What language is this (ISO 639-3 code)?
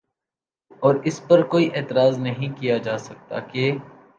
urd